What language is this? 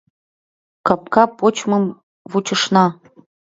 Mari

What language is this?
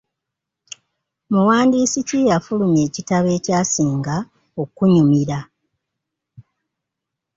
Ganda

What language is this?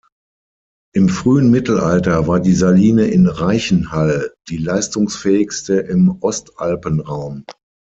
German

